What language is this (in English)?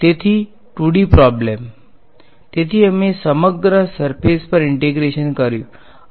Gujarati